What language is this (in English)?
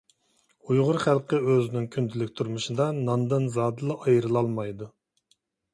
Uyghur